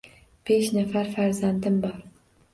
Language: Uzbek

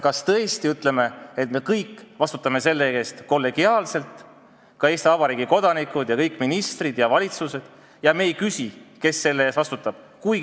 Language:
Estonian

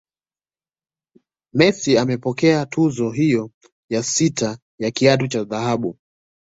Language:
Swahili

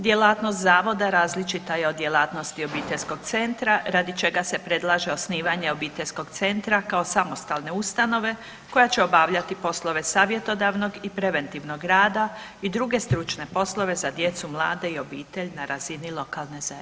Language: Croatian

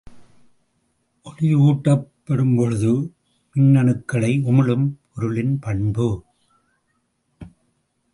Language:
Tamil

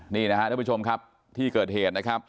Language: Thai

